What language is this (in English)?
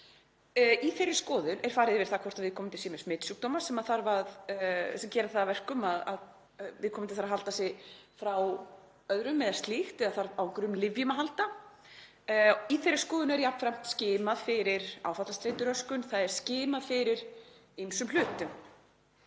Icelandic